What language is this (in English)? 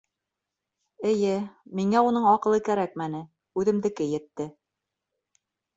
Bashkir